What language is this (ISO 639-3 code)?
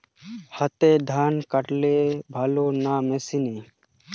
ben